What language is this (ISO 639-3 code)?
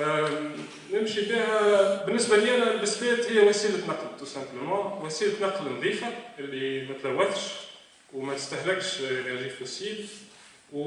ara